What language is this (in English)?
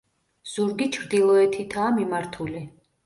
Georgian